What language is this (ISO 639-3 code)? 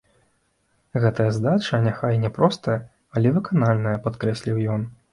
bel